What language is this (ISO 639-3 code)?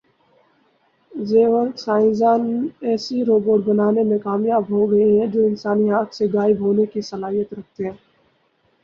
urd